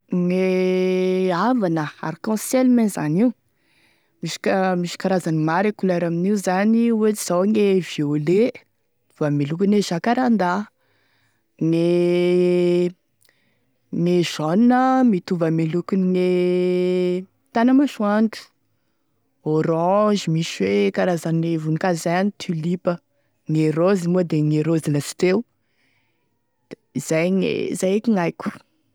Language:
Tesaka Malagasy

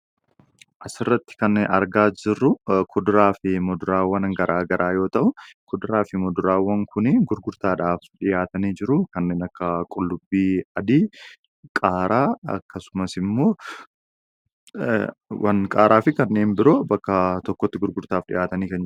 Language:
Oromo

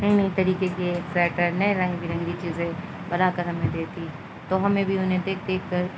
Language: Urdu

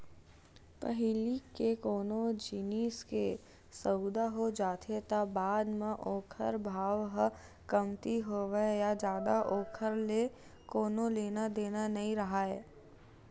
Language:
Chhattisgarhi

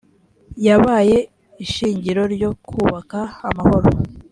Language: Kinyarwanda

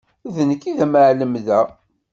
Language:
Kabyle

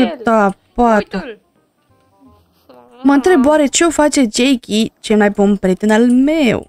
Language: Romanian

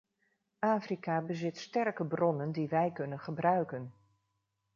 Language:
Dutch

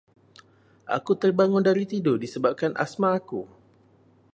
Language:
Malay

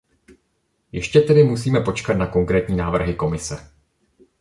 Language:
Czech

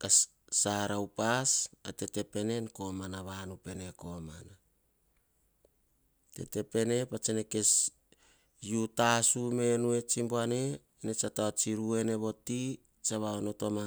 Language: Hahon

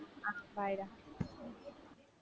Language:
Tamil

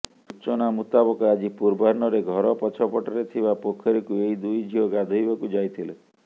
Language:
Odia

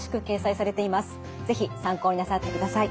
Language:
Japanese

